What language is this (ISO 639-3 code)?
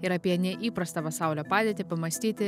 lit